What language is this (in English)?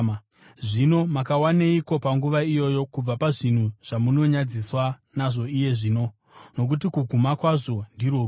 Shona